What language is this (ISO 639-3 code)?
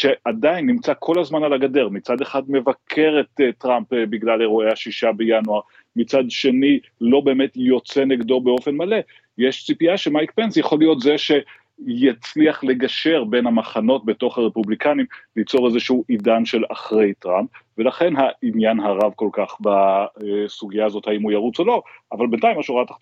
heb